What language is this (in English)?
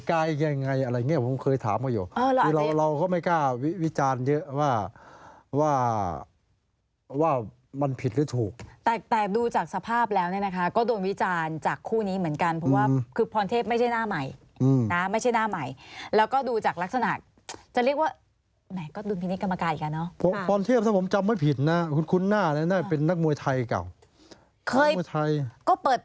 Thai